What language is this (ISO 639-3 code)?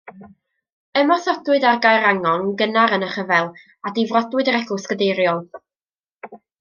cym